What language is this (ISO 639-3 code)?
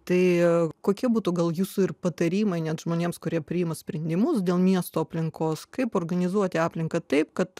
lit